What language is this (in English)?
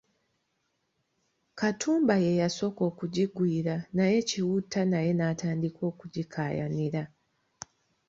Ganda